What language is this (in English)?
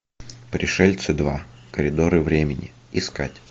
Russian